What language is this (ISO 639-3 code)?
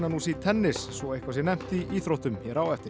isl